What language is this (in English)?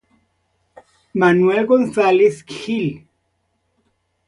Spanish